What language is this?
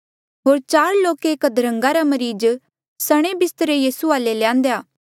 Mandeali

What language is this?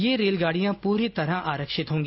Hindi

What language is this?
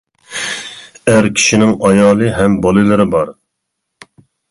Uyghur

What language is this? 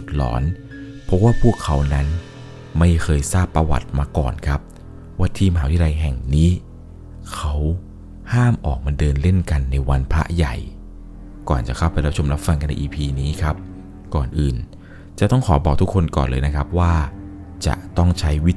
Thai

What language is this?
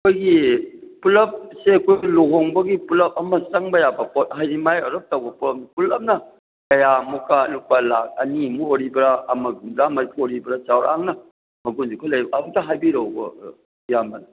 Manipuri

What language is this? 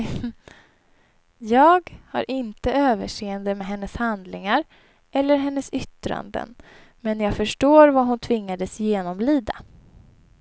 Swedish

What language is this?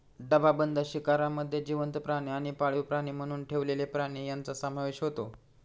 Marathi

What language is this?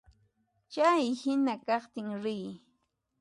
Puno Quechua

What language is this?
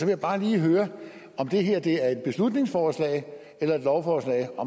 Danish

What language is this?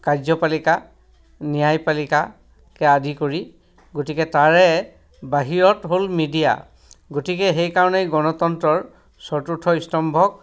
Assamese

